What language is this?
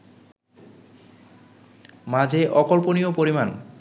Bangla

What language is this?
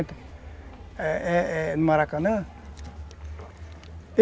Portuguese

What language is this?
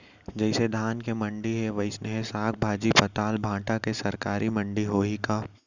Chhattisgarhi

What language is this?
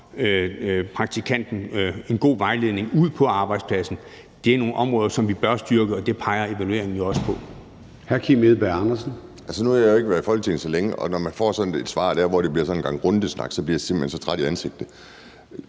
Danish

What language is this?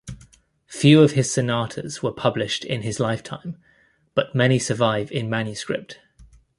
English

